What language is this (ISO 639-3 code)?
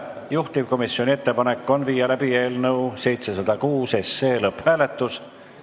est